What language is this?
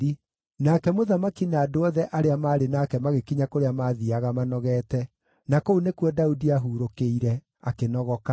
Kikuyu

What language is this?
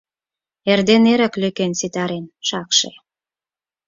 Mari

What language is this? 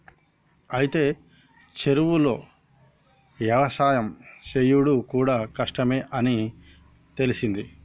Telugu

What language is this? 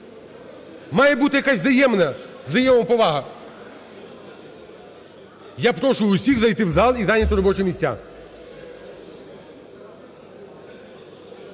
Ukrainian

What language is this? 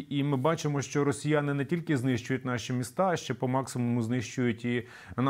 Ukrainian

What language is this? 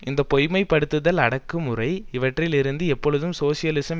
Tamil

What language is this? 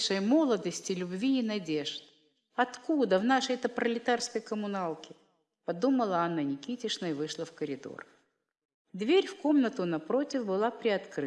Russian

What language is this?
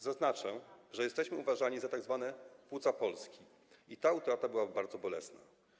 Polish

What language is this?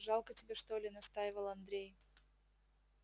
Russian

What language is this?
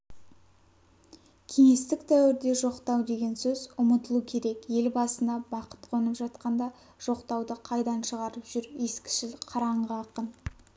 Kazakh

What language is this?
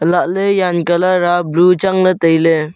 Wancho Naga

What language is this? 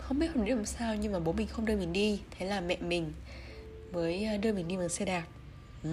Vietnamese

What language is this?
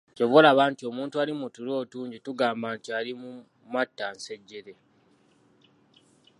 Ganda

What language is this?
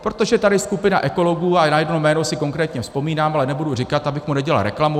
Czech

